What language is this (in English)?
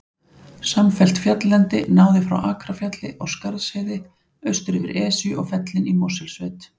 Icelandic